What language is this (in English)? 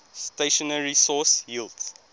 English